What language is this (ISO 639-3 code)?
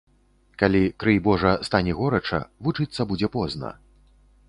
bel